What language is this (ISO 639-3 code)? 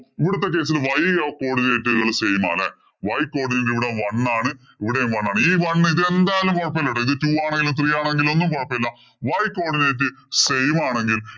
mal